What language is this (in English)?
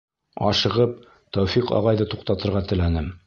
Bashkir